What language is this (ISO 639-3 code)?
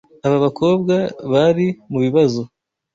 kin